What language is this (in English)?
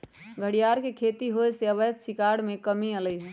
Magahi